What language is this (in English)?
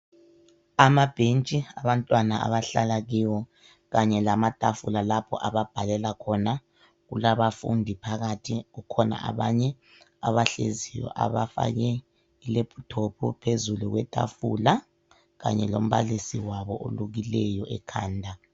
North Ndebele